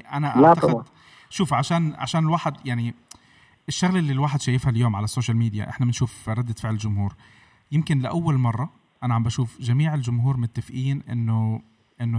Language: Arabic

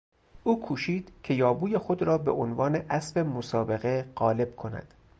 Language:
Persian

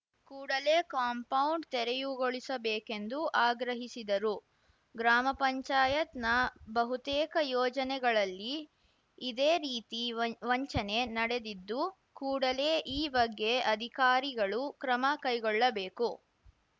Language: Kannada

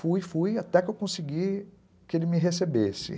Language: Portuguese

